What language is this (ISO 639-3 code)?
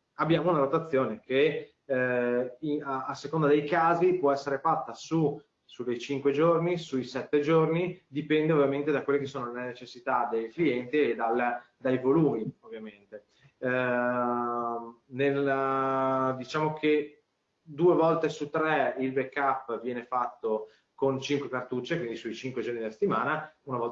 ita